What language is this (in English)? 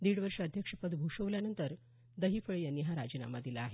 Marathi